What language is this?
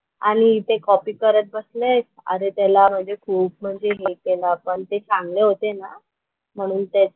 Marathi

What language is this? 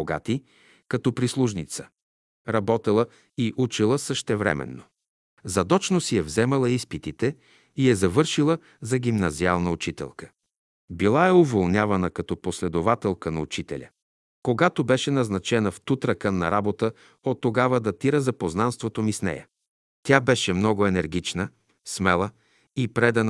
Bulgarian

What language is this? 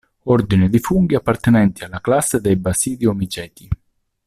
Italian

